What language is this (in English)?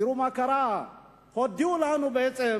Hebrew